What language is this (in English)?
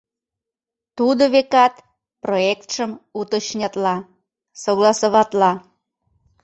Mari